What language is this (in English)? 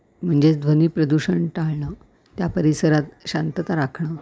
Marathi